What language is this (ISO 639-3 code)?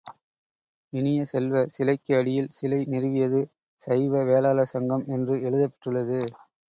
tam